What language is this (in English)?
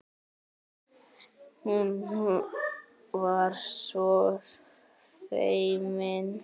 Icelandic